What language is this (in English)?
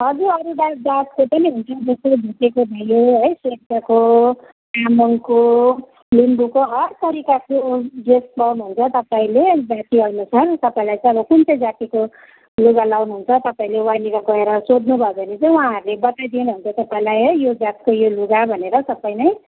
Nepali